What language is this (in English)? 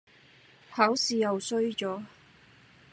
Cantonese